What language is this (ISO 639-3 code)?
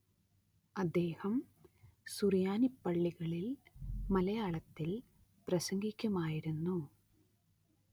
mal